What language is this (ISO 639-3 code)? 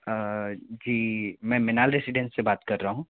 hin